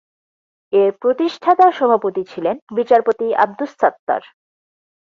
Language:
Bangla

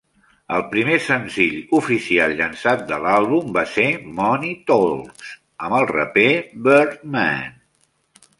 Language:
Catalan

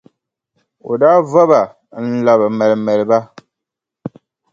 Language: Dagbani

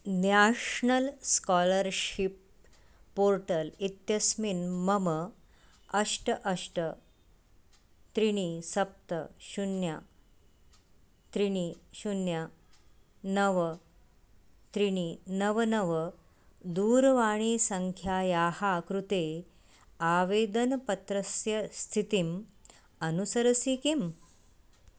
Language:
Sanskrit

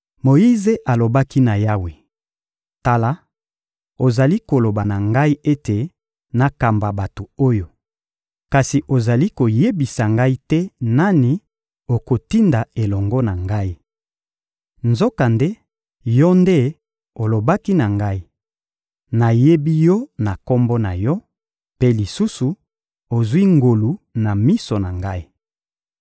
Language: Lingala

